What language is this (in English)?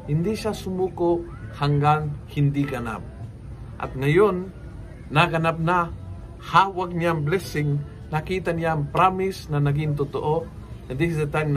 Filipino